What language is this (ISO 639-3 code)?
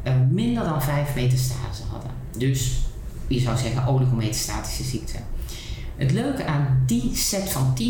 nld